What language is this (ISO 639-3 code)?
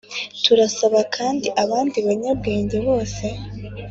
kin